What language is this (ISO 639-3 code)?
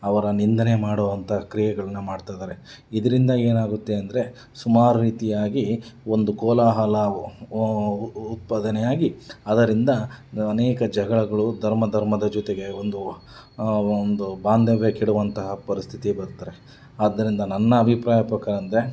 kan